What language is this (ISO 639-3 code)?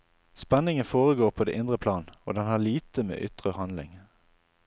nor